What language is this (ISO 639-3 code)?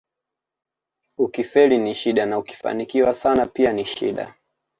swa